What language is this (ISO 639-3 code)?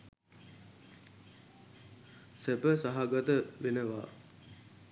sin